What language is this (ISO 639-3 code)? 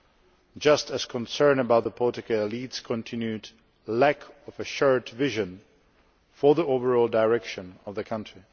eng